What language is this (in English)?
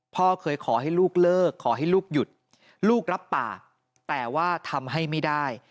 Thai